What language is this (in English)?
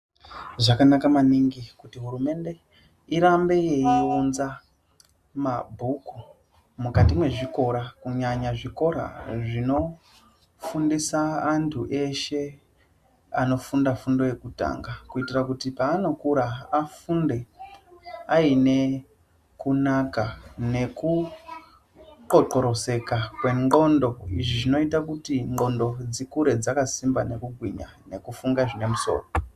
Ndau